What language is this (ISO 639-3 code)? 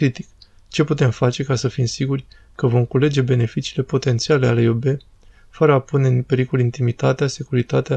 ron